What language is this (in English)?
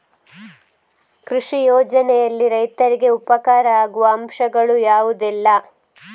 Kannada